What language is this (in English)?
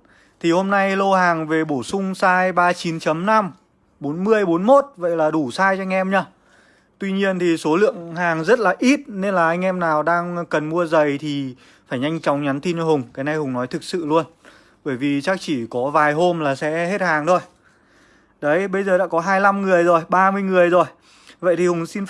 Vietnamese